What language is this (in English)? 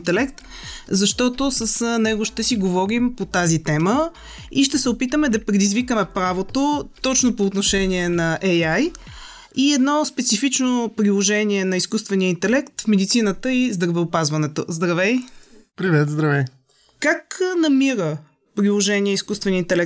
Bulgarian